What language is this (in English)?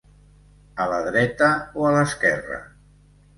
Catalan